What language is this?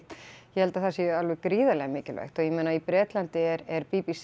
Icelandic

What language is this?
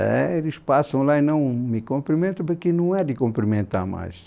Portuguese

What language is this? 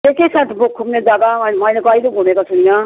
Nepali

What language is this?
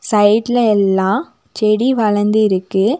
Tamil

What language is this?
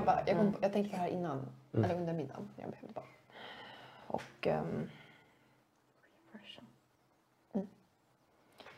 Swedish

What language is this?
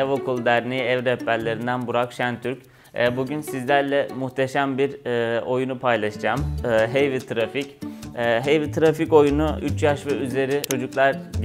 Turkish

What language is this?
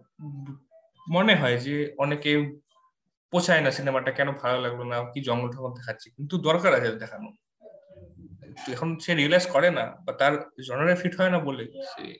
Bangla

